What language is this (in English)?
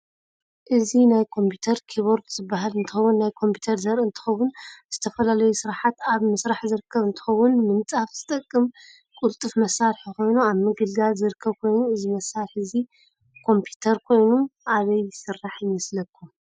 Tigrinya